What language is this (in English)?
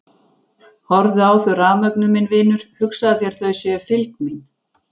Icelandic